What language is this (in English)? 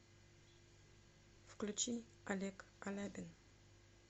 Russian